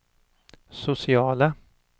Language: Swedish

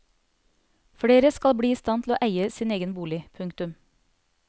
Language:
Norwegian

